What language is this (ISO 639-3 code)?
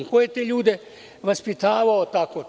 srp